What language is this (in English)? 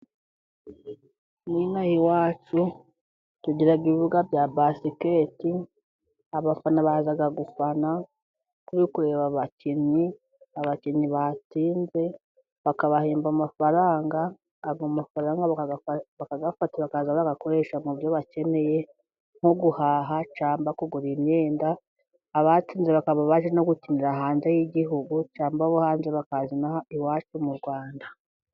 Kinyarwanda